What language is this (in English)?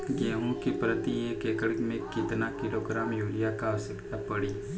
Bhojpuri